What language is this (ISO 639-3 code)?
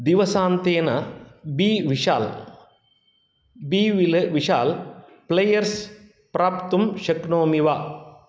san